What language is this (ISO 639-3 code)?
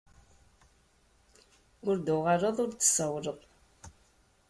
kab